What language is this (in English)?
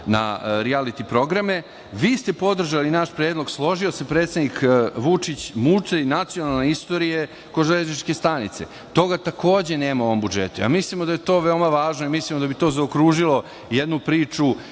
Serbian